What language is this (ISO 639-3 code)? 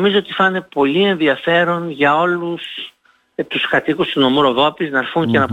ell